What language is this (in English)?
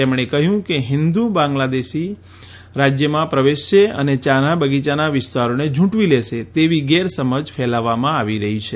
Gujarati